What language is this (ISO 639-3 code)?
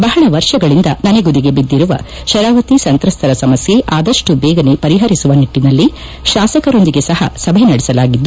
kan